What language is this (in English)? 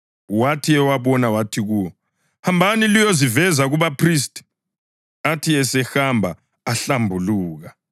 North Ndebele